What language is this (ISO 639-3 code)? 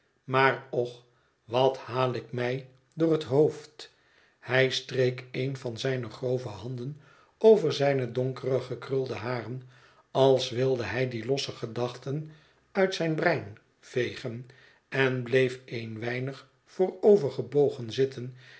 nld